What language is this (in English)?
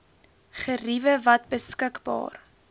Afrikaans